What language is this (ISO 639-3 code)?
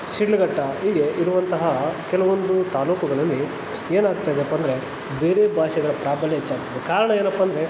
kan